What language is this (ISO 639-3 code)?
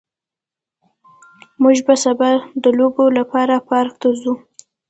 pus